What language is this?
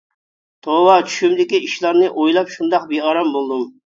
Uyghur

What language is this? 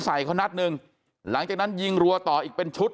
Thai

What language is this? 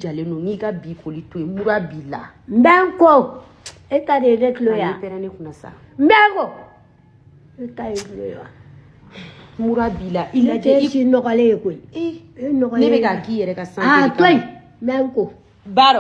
French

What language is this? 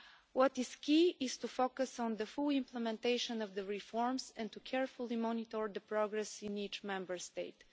English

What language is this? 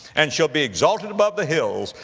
English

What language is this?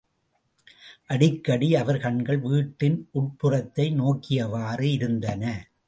Tamil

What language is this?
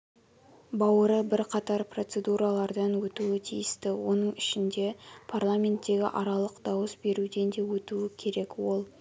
Kazakh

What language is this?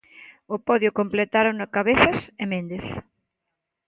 Galician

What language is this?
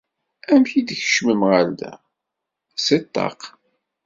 Kabyle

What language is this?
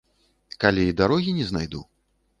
Belarusian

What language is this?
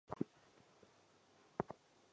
Chinese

